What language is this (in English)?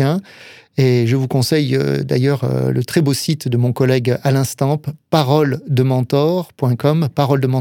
French